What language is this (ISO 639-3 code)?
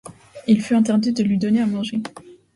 fra